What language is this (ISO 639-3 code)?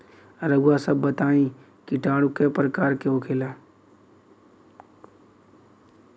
bho